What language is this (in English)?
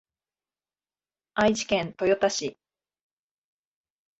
Japanese